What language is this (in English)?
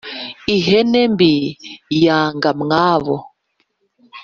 Kinyarwanda